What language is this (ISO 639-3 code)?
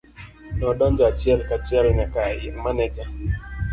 luo